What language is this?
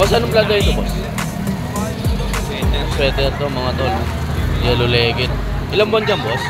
Filipino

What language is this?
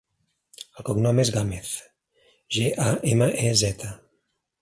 Catalan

